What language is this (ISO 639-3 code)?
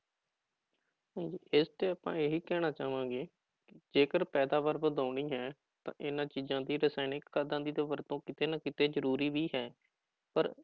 pan